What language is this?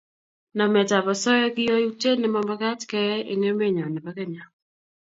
Kalenjin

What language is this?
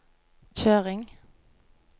Norwegian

